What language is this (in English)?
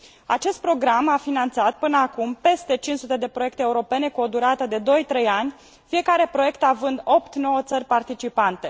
Romanian